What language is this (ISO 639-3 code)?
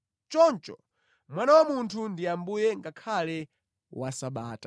nya